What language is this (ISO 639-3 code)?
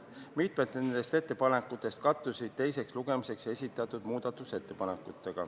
est